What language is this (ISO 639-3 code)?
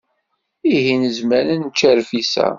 kab